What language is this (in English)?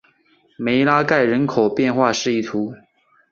Chinese